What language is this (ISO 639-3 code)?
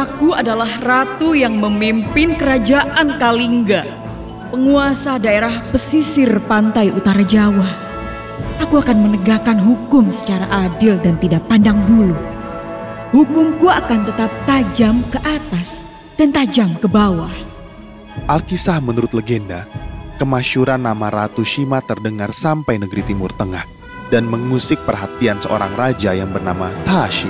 ind